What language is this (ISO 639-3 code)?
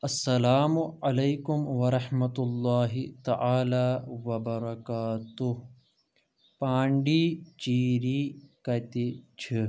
kas